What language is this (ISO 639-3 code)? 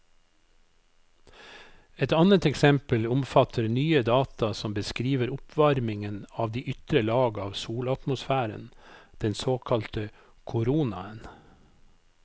nor